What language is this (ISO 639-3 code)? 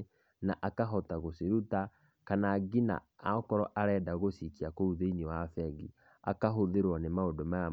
kik